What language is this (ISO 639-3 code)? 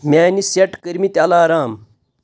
kas